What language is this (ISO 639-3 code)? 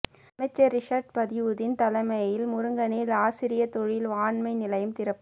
tam